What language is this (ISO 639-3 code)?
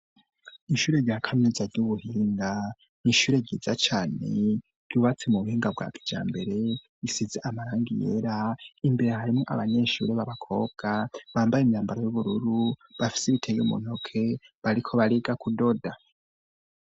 run